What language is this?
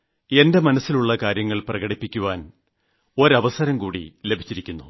Malayalam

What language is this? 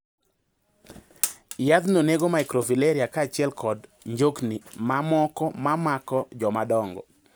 Luo (Kenya and Tanzania)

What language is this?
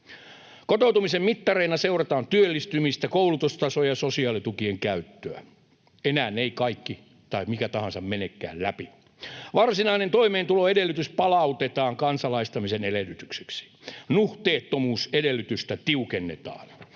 Finnish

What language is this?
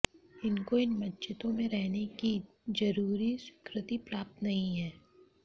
Hindi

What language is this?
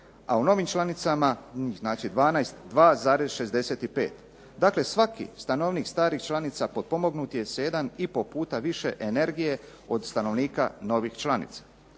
Croatian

